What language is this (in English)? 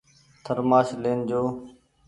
Goaria